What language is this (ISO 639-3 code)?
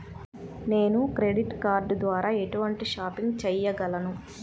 tel